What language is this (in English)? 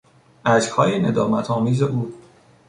Persian